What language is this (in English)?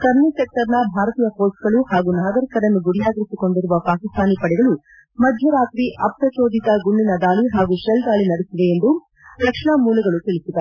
Kannada